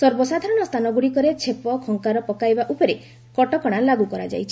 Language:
Odia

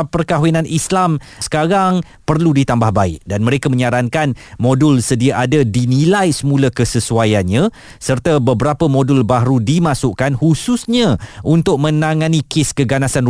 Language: Malay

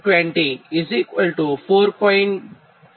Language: Gujarati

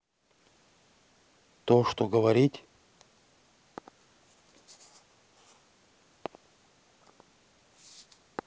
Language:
Russian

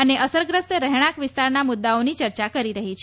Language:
Gujarati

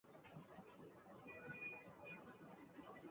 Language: Chinese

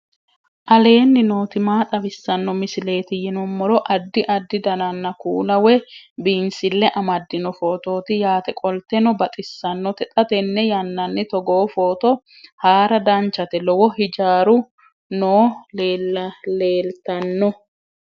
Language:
Sidamo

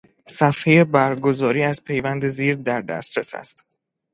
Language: Persian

